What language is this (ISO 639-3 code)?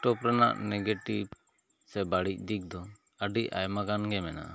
sat